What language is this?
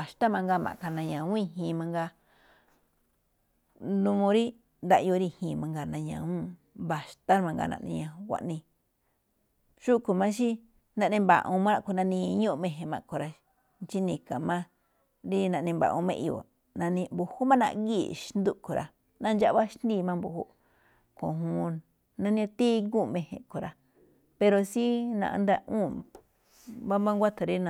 Malinaltepec Me'phaa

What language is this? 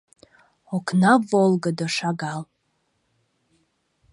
Mari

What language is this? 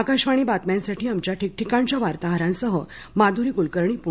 Marathi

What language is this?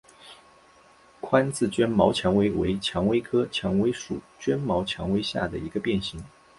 Chinese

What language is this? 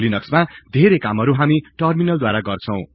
Nepali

